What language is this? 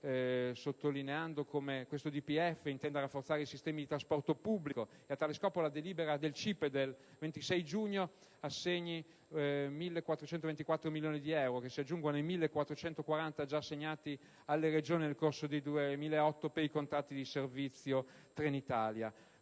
Italian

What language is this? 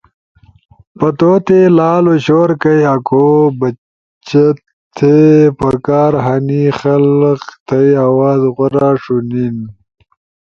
Ushojo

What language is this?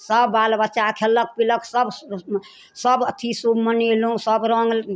Maithili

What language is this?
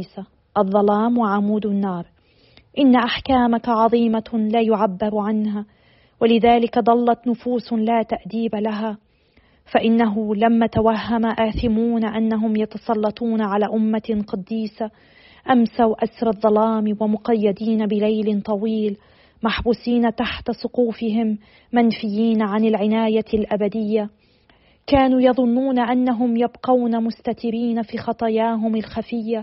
Arabic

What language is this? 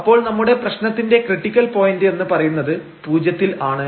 Malayalam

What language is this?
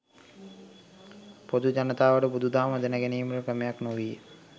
Sinhala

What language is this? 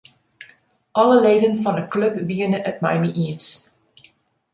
Western Frisian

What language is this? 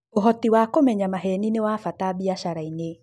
Kikuyu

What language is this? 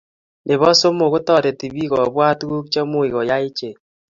Kalenjin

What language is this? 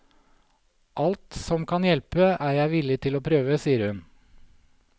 Norwegian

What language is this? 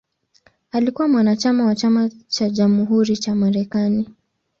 Swahili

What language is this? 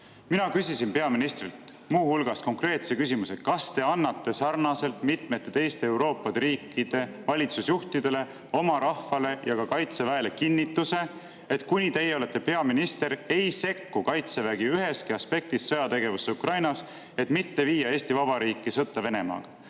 Estonian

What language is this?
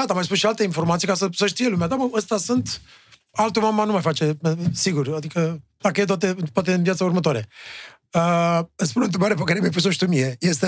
Romanian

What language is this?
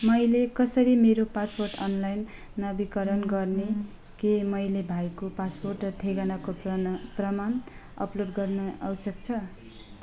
Nepali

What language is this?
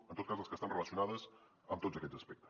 Catalan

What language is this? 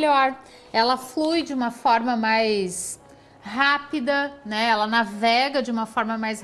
Portuguese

